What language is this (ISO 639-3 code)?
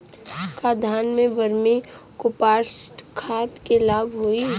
bho